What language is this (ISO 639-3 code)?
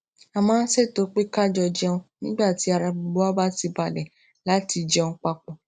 yor